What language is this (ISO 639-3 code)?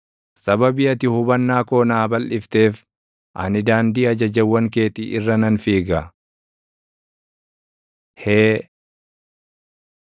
orm